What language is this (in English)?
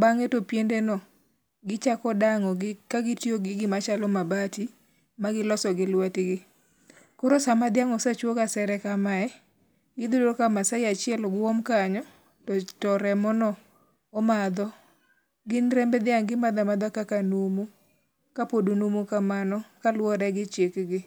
Luo (Kenya and Tanzania)